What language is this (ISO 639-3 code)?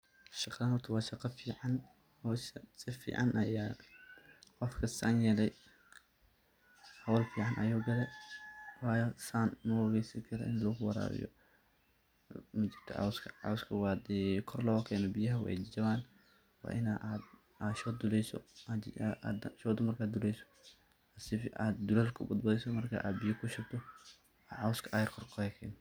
som